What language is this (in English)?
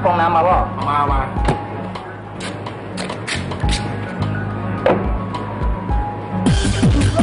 Thai